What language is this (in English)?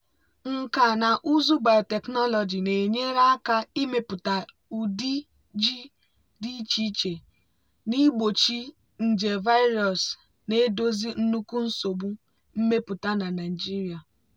Igbo